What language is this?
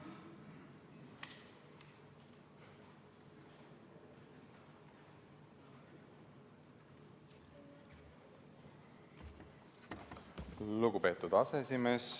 Estonian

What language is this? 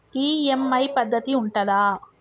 Telugu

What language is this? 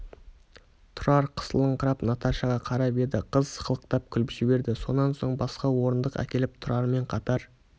Kazakh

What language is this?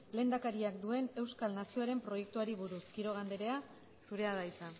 Basque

